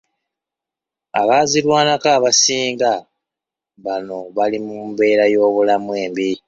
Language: Ganda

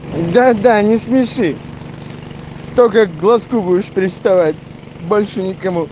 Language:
Russian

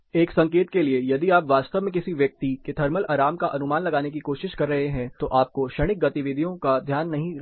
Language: Hindi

